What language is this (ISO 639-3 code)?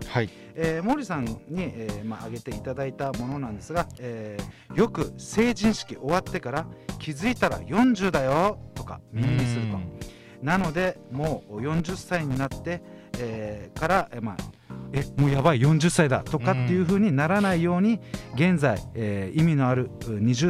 jpn